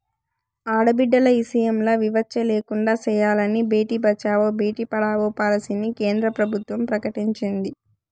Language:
Telugu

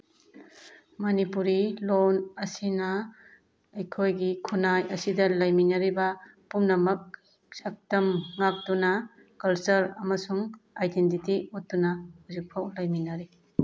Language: Manipuri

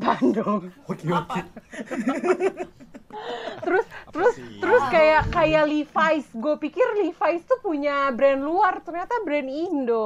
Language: Indonesian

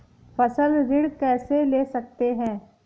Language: Hindi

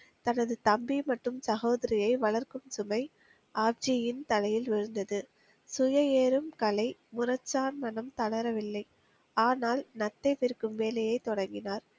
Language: Tamil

